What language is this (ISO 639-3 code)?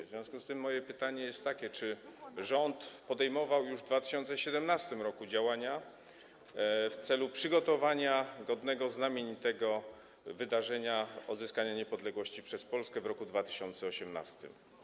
pol